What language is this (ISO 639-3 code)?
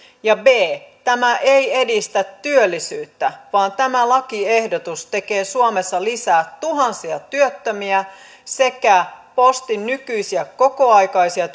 fin